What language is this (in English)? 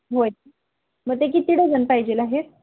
Marathi